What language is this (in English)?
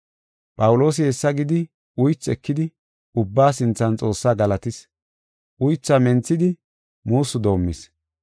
Gofa